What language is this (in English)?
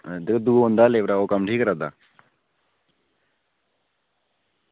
Dogri